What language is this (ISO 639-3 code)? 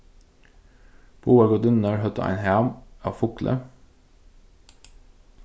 fao